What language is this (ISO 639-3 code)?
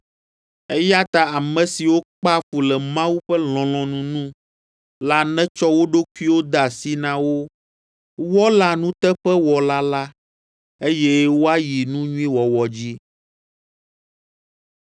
ewe